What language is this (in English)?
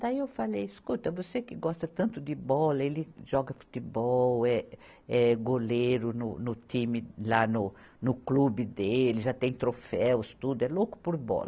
Portuguese